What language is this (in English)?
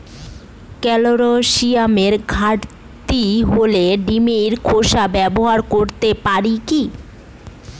Bangla